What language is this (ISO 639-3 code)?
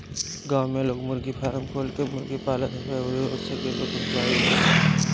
bho